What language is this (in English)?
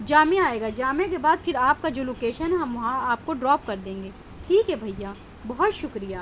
Urdu